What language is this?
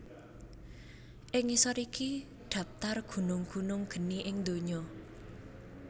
Javanese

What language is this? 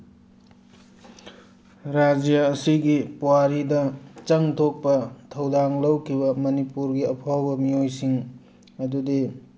Manipuri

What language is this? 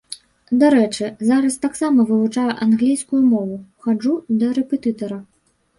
Belarusian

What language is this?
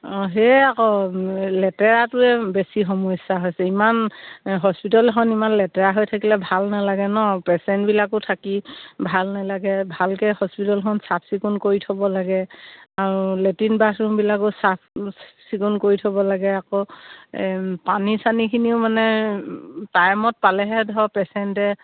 Assamese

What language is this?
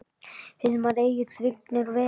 Icelandic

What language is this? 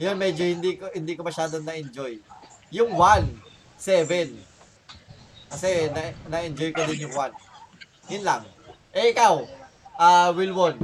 Filipino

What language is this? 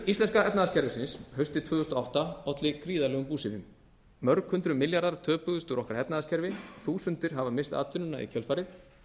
Icelandic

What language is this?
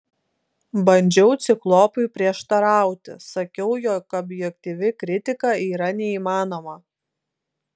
Lithuanian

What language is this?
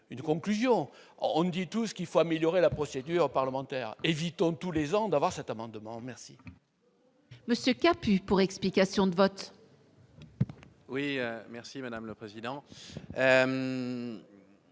French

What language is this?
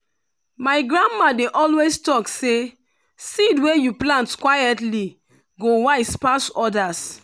Nigerian Pidgin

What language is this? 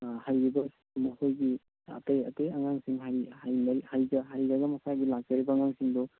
Manipuri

